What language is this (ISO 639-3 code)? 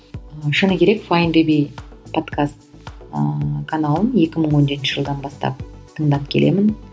kaz